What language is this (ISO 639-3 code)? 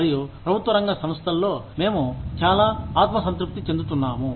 tel